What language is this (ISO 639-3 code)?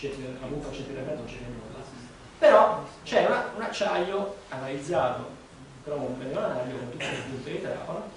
ita